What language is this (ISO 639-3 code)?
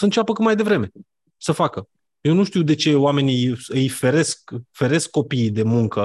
ron